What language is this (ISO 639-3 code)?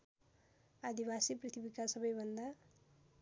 nep